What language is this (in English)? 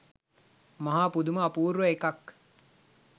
Sinhala